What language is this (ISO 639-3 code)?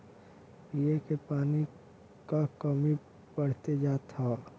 bho